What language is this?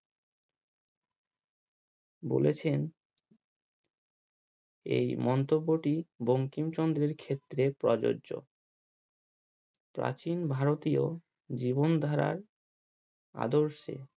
Bangla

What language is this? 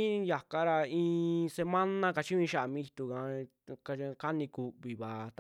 Western Juxtlahuaca Mixtec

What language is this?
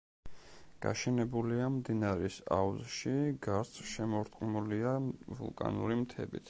Georgian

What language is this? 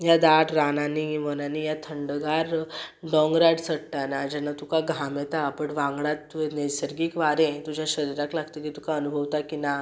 Konkani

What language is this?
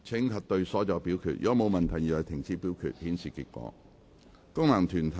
Cantonese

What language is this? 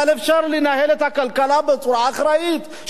Hebrew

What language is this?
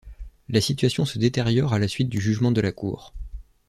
French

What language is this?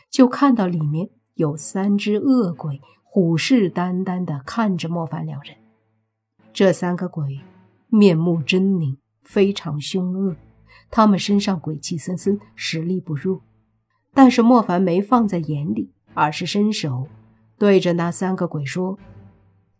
Chinese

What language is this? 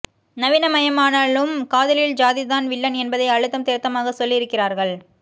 Tamil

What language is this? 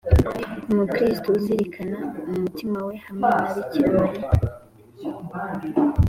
Kinyarwanda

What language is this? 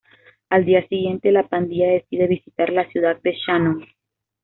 Spanish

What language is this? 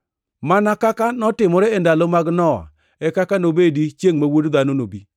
Luo (Kenya and Tanzania)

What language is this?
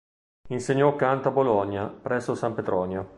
Italian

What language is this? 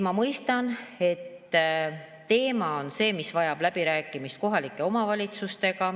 Estonian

